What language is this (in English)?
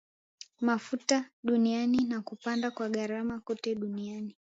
Swahili